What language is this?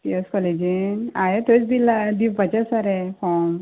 Konkani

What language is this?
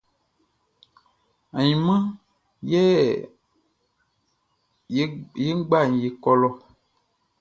Baoulé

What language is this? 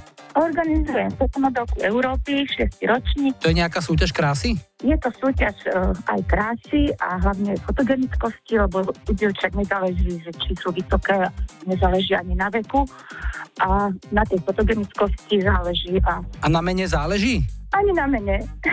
Slovak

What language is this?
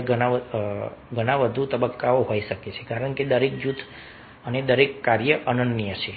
Gujarati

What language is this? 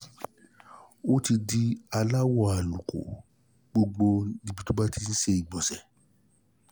Yoruba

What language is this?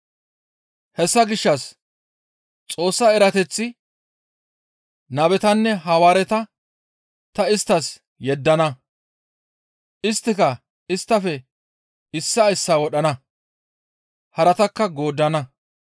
Gamo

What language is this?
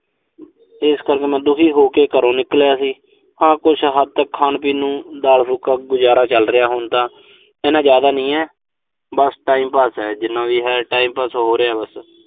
Punjabi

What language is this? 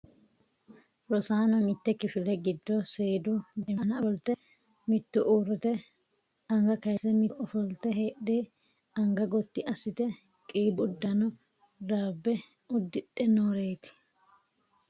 Sidamo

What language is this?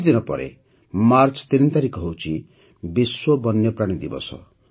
Odia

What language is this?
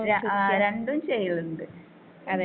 Malayalam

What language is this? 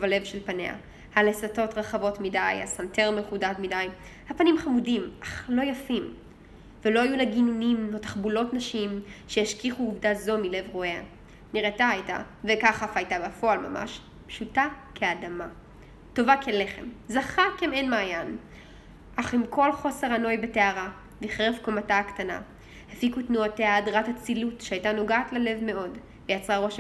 Hebrew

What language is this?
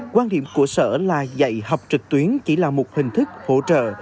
Vietnamese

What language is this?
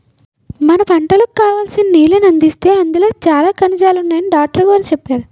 Telugu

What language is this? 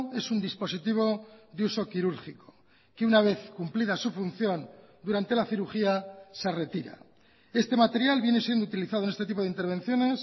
Spanish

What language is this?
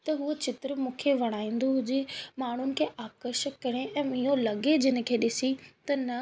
Sindhi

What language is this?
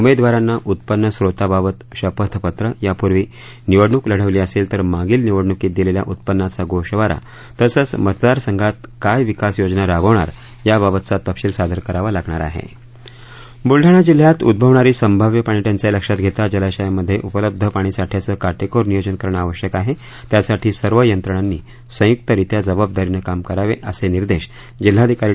Marathi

